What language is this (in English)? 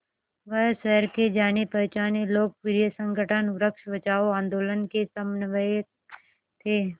Hindi